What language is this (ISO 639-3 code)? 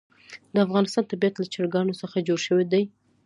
pus